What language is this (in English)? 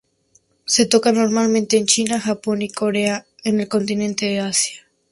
Spanish